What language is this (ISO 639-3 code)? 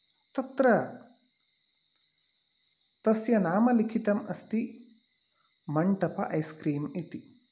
san